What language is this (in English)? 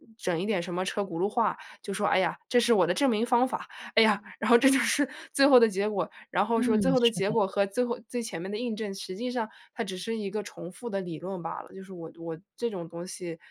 Chinese